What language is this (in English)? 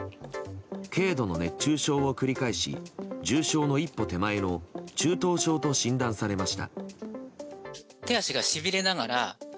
Japanese